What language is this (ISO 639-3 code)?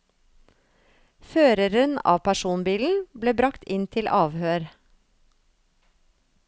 nor